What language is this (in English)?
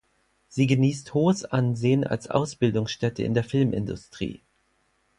German